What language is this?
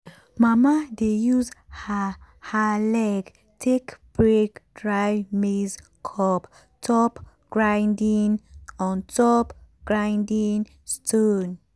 Nigerian Pidgin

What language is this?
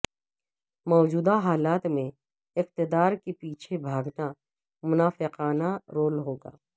Urdu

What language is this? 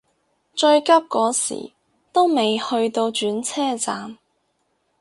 Cantonese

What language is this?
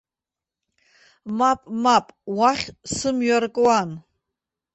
Abkhazian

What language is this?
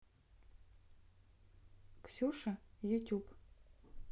Russian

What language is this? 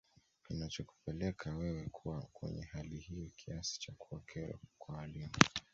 Swahili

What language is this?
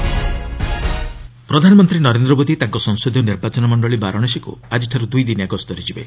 Odia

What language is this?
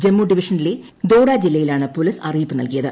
Malayalam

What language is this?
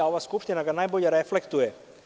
Serbian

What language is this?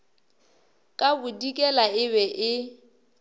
Northern Sotho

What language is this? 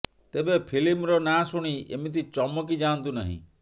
Odia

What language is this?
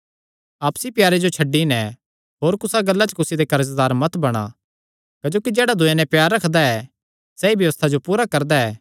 Kangri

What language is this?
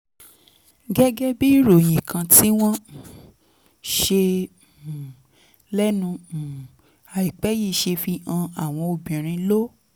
Yoruba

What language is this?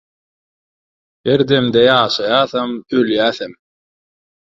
Turkmen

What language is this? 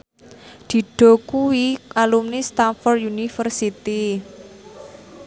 Javanese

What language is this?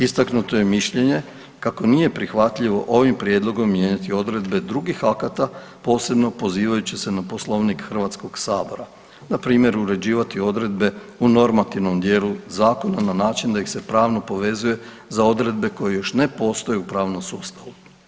Croatian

